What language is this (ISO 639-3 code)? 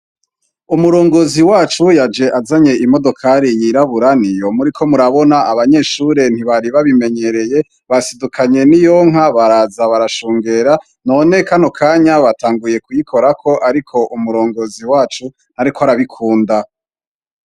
run